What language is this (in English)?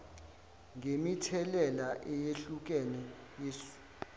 Zulu